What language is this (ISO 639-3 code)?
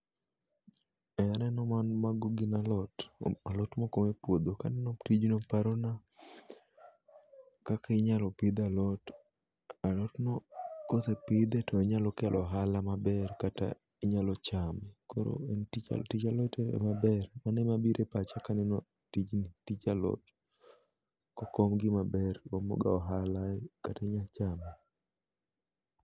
luo